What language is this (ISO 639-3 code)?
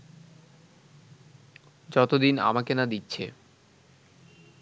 ben